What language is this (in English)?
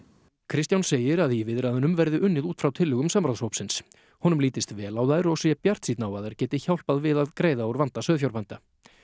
Icelandic